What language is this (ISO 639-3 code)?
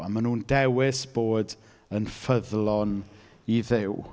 cym